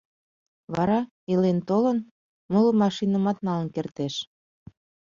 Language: Mari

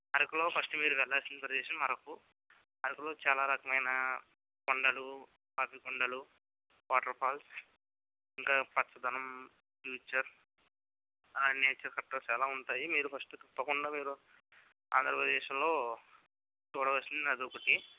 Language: Telugu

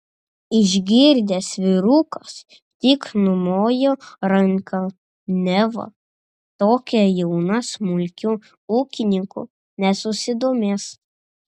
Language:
Lithuanian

